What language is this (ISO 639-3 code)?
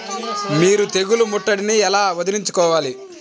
tel